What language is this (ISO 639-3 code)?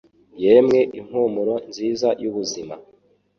kin